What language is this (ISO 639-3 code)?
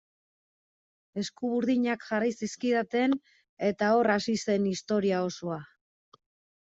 eus